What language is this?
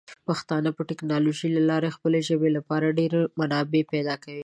Pashto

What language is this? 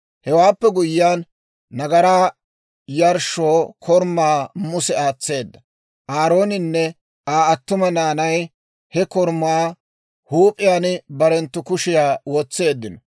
Dawro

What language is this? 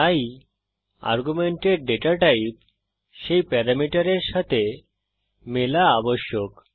Bangla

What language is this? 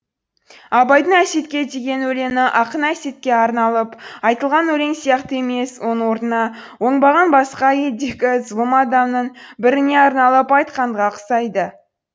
Kazakh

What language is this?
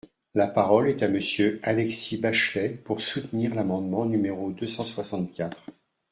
French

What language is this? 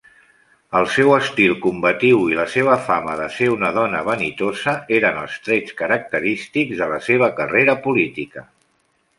Catalan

